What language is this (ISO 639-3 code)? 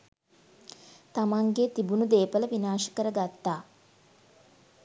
sin